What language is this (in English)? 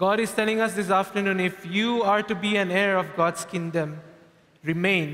English